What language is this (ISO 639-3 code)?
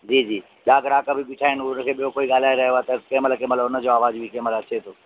snd